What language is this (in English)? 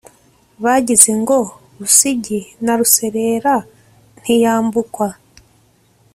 Kinyarwanda